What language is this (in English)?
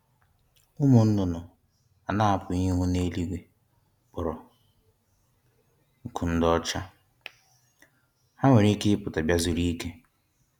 Igbo